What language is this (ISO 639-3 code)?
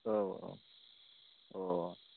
brx